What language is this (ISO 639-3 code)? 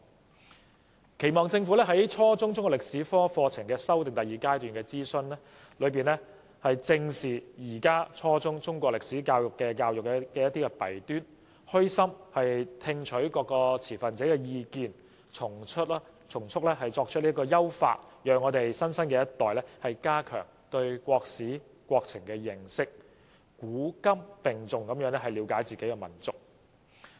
yue